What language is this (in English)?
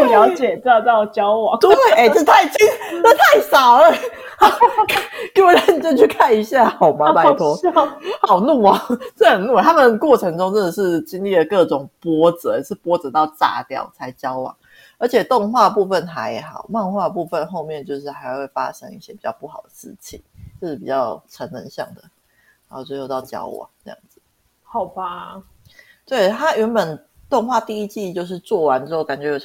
Chinese